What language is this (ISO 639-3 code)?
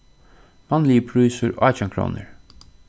fao